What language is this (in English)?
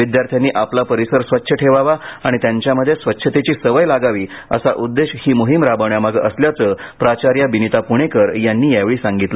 Marathi